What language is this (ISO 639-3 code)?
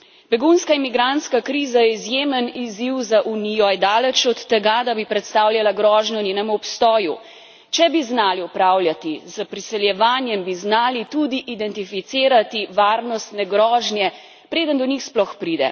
slv